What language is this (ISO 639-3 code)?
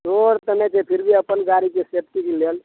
mai